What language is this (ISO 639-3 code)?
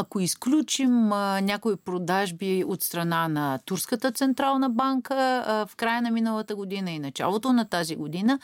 bul